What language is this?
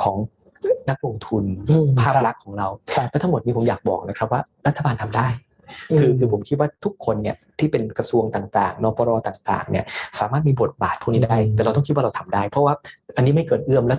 Thai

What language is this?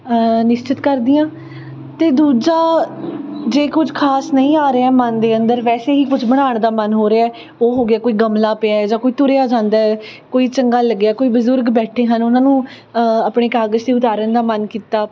Punjabi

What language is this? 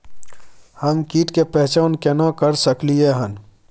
Maithili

